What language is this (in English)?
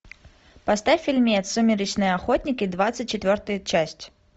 Russian